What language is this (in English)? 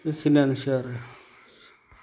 Bodo